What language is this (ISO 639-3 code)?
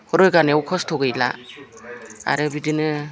brx